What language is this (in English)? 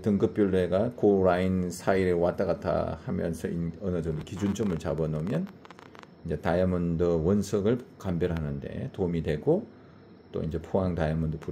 Korean